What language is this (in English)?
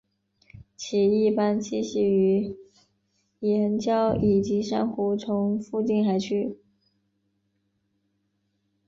Chinese